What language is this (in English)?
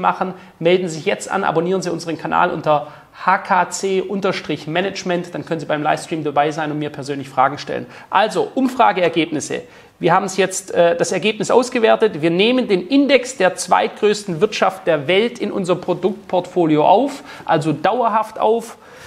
German